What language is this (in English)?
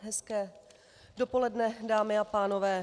Czech